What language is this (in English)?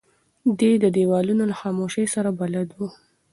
Pashto